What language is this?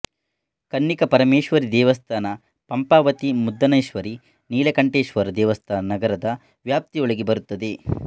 Kannada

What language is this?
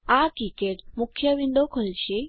Gujarati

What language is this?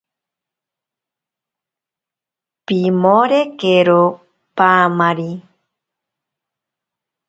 Ashéninka Perené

